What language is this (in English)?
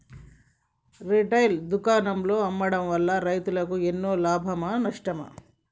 Telugu